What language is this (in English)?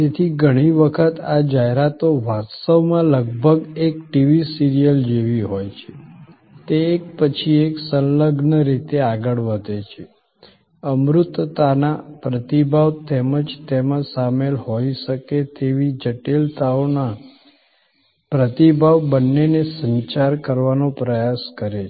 Gujarati